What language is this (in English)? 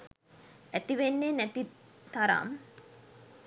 Sinhala